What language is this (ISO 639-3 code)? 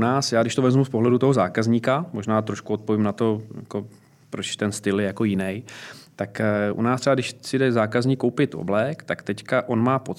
ces